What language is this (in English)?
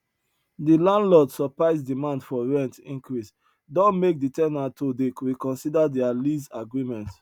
Nigerian Pidgin